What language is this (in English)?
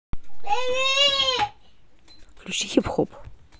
Russian